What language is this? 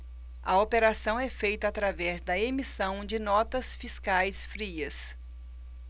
Portuguese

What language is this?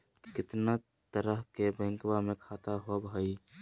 Magahi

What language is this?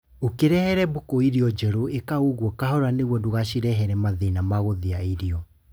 Kikuyu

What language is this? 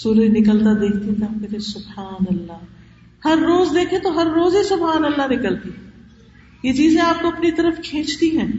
Urdu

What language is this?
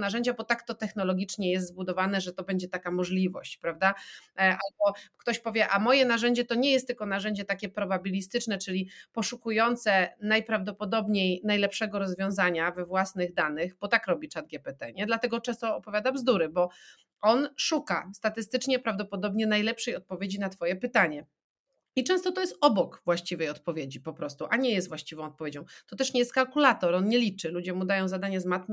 Polish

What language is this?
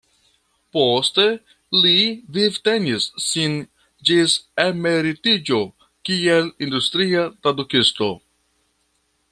Esperanto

